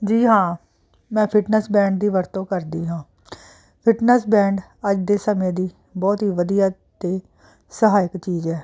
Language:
Punjabi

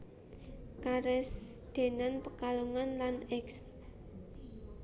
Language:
Javanese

